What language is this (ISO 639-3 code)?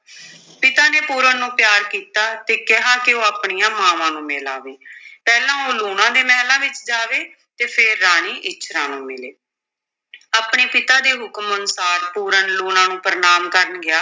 pan